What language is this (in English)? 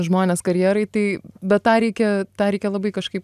Lithuanian